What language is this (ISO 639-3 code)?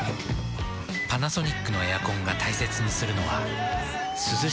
jpn